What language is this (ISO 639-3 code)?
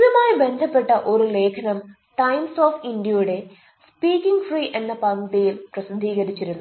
mal